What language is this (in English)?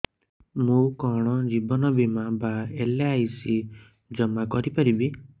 Odia